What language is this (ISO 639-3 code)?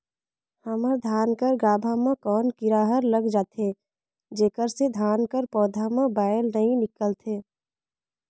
hne